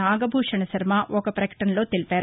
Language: Telugu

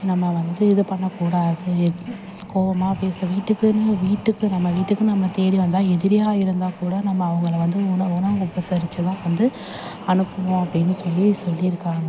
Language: Tamil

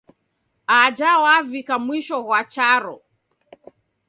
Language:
Taita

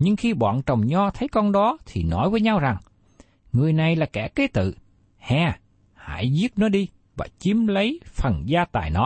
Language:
Vietnamese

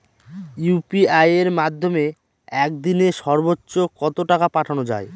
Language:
Bangla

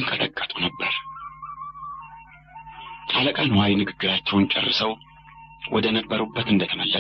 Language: Arabic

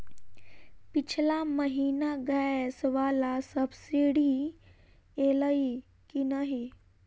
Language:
Maithili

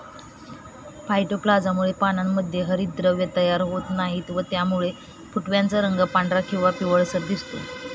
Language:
Marathi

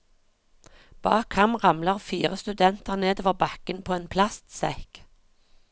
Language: Norwegian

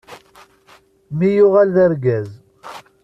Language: Kabyle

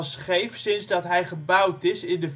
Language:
Dutch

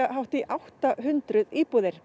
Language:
Icelandic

